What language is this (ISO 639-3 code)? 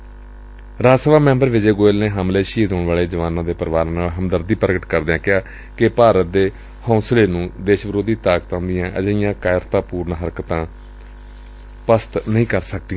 pan